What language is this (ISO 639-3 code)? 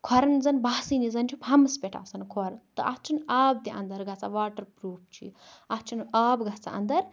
kas